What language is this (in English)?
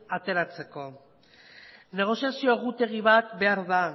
Basque